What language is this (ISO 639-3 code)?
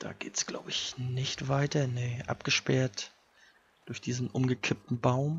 deu